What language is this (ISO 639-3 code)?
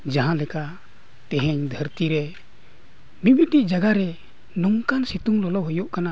sat